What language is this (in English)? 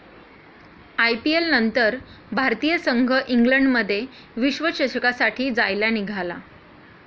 Marathi